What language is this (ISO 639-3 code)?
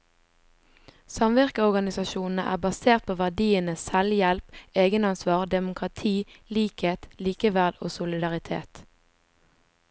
nor